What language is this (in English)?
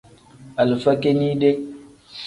Tem